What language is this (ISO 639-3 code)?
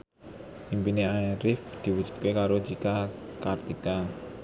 jav